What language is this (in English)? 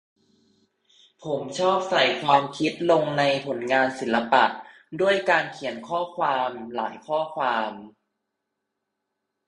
Thai